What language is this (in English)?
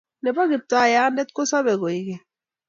Kalenjin